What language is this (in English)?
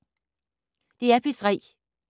Danish